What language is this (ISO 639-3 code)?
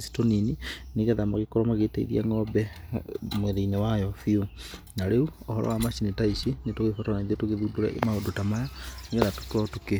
kik